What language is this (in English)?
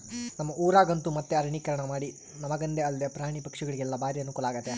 Kannada